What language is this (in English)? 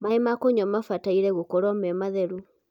Kikuyu